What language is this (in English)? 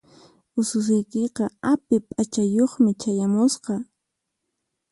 Puno Quechua